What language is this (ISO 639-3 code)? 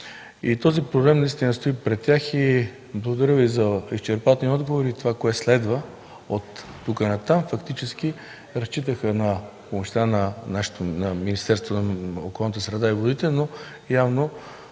bul